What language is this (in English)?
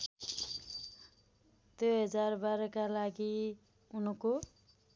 Nepali